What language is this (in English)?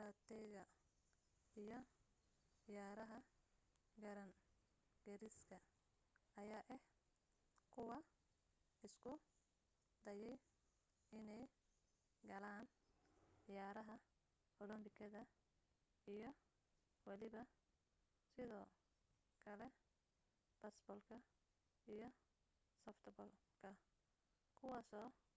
Somali